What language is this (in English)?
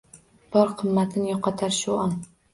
Uzbek